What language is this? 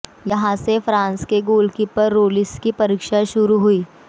Hindi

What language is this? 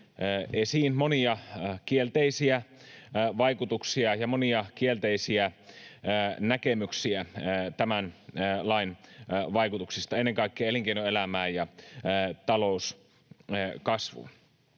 Finnish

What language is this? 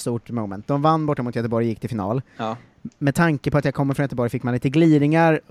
Swedish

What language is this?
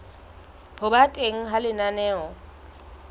Southern Sotho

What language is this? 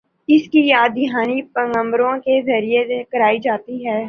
Urdu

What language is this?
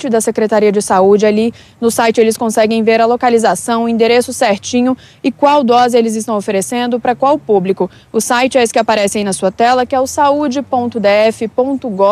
Portuguese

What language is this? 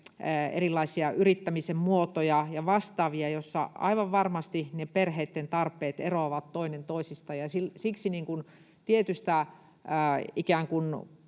Finnish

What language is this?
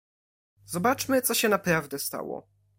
Polish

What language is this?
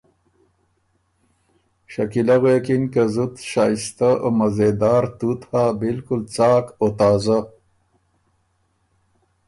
Ormuri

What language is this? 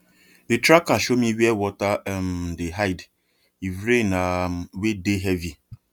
Nigerian Pidgin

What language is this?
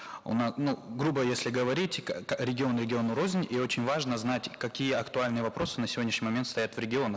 Kazakh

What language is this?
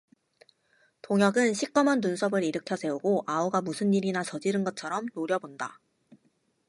Korean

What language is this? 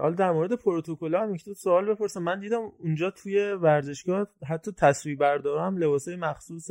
Persian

